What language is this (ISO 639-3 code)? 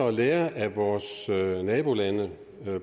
dan